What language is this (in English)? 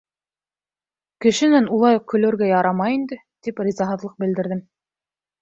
Bashkir